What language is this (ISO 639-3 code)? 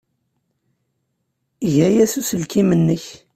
kab